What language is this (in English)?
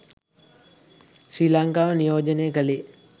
Sinhala